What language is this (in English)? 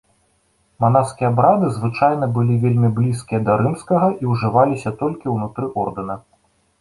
Belarusian